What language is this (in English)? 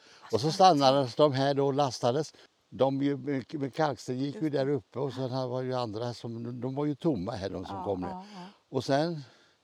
Swedish